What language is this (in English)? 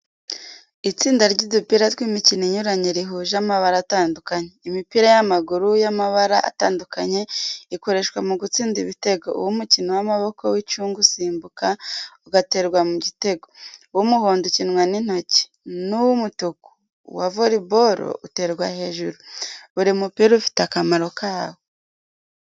Kinyarwanda